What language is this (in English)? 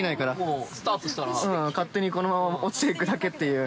Japanese